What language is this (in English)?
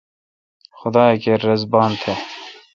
Kalkoti